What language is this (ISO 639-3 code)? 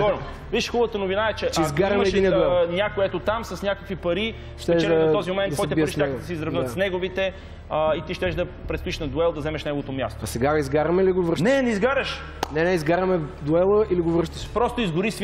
bul